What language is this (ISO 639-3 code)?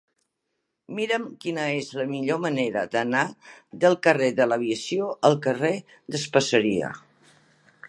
cat